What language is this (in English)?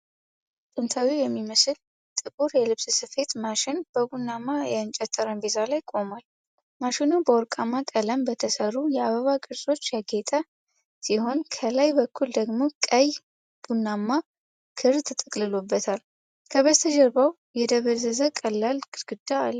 Amharic